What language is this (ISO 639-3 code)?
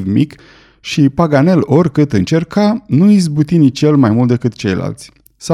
ron